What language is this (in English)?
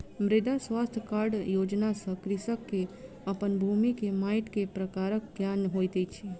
Maithili